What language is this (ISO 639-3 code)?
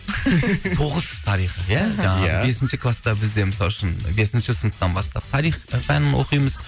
kaz